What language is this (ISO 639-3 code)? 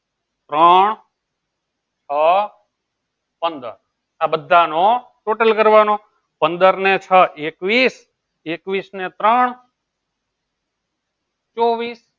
guj